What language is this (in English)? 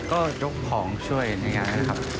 Thai